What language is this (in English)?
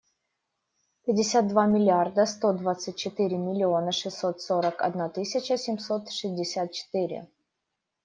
Russian